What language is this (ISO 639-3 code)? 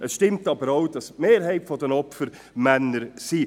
gsw